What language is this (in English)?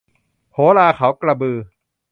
Thai